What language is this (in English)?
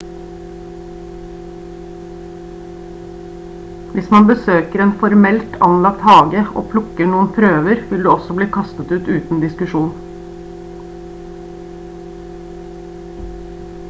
Norwegian Bokmål